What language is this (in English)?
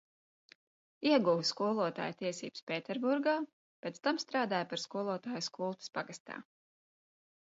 Latvian